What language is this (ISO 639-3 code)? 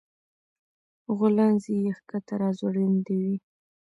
pus